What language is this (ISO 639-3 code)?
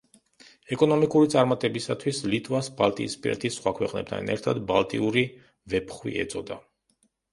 kat